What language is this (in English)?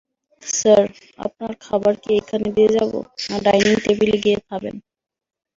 Bangla